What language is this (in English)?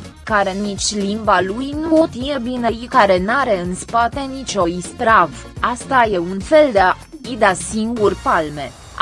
Romanian